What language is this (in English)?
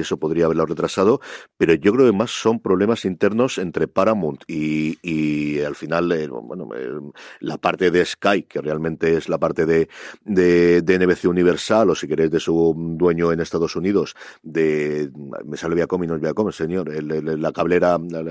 Spanish